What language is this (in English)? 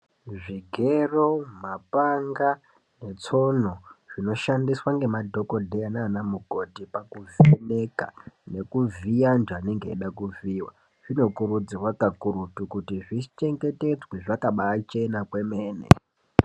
Ndau